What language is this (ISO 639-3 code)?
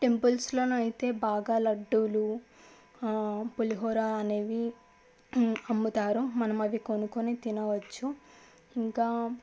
tel